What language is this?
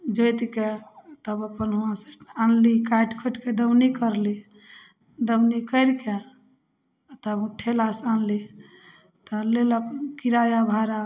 Maithili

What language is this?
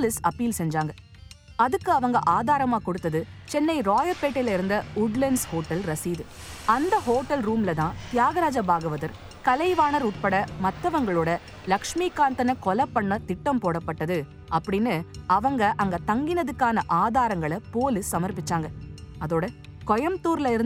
Tamil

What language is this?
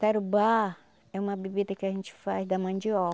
Portuguese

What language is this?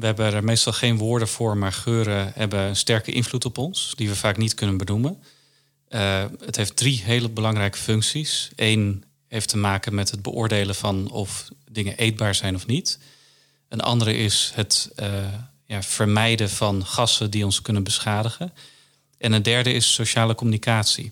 Dutch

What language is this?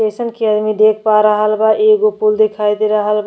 Bhojpuri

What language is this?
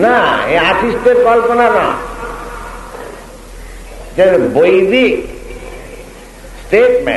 Indonesian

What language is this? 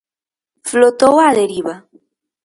Galician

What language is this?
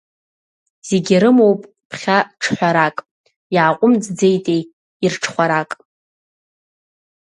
Abkhazian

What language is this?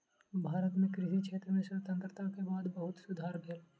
Maithili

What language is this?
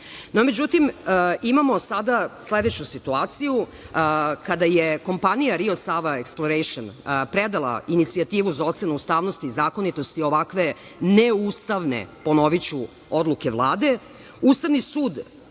Serbian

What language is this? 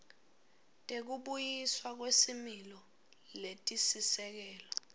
Swati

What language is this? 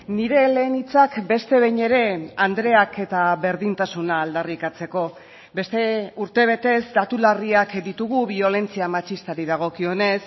Basque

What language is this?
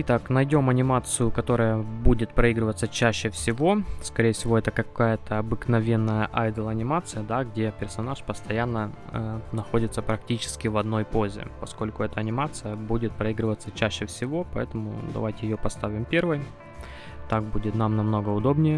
Russian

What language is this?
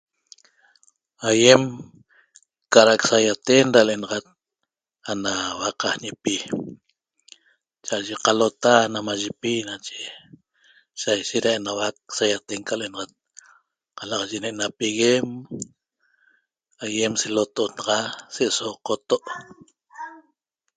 Toba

